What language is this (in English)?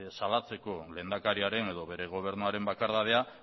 Basque